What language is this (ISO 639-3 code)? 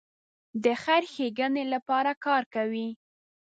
pus